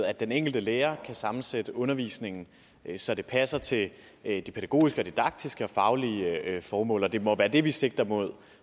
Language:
Danish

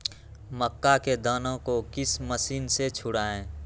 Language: Magahi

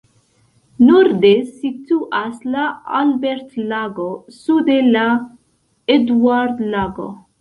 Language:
Esperanto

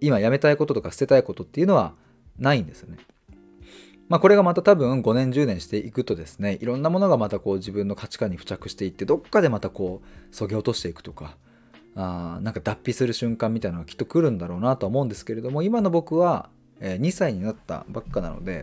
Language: Japanese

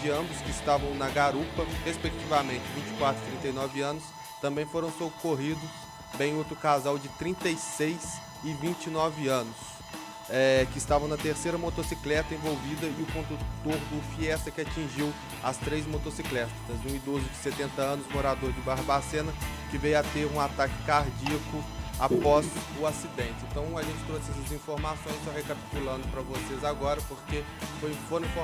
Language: Portuguese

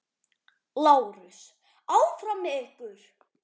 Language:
Icelandic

